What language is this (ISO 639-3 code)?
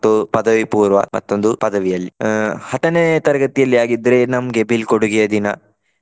kan